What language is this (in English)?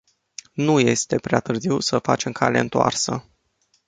Romanian